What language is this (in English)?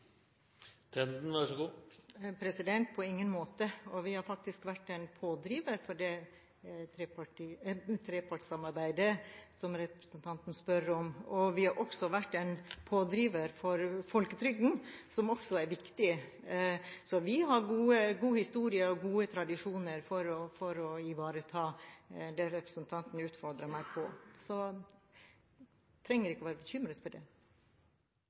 Norwegian Bokmål